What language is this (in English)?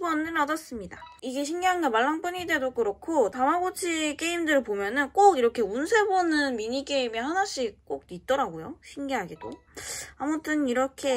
Korean